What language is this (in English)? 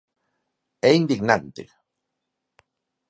Galician